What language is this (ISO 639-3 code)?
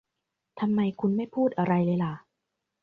tha